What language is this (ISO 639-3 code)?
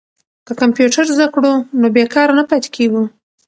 pus